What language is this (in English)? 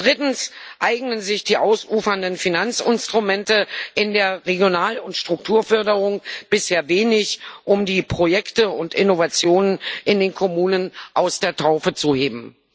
German